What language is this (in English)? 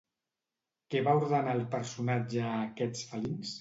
Catalan